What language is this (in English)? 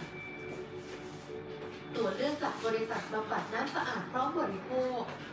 Thai